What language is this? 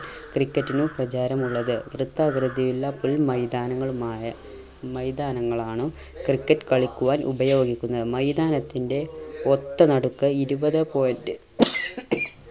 Malayalam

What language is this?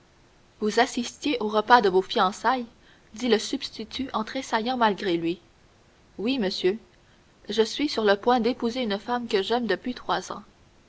French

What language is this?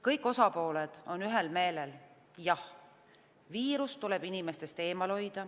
Estonian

